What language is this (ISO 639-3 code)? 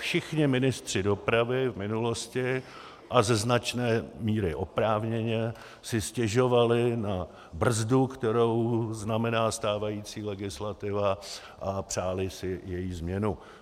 ces